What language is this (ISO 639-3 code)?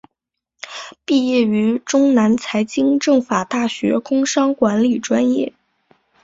zho